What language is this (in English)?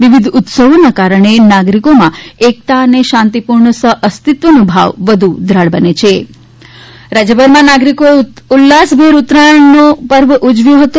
Gujarati